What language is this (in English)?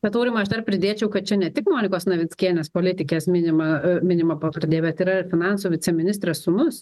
Lithuanian